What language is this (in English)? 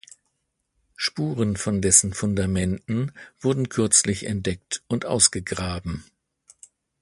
German